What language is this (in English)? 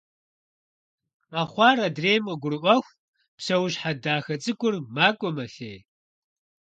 Kabardian